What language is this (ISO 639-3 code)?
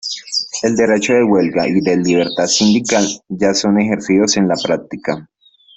spa